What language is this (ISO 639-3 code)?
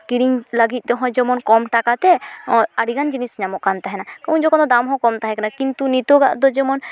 sat